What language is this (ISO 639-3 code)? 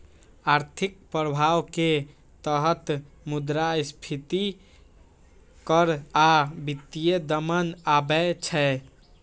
mai